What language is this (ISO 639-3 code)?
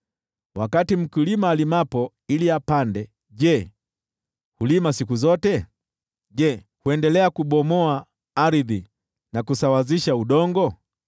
swa